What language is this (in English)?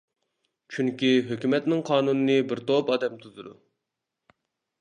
Uyghur